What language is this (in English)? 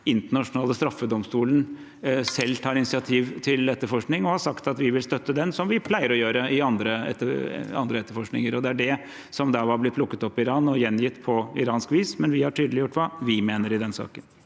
Norwegian